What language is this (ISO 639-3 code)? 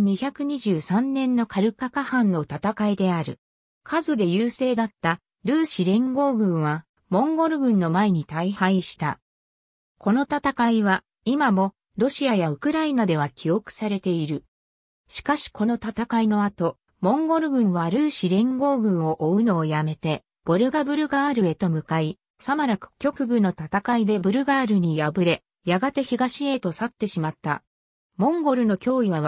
jpn